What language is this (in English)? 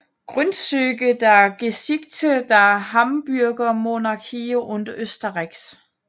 Danish